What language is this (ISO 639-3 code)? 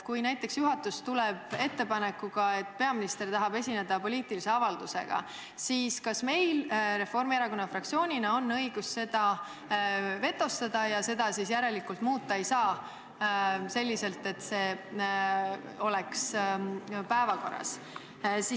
est